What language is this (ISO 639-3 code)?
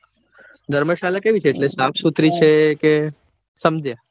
guj